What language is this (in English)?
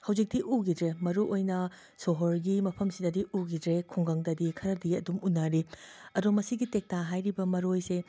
Manipuri